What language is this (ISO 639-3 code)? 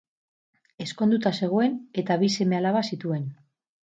eus